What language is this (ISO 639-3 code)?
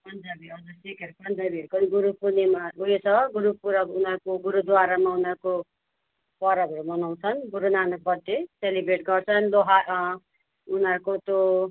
nep